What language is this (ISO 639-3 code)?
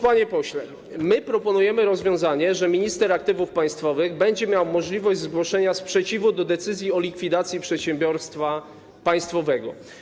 pol